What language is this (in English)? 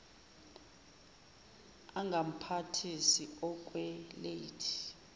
Zulu